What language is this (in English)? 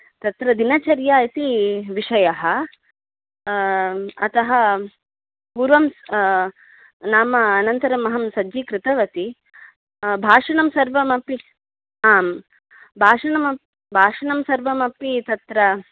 Sanskrit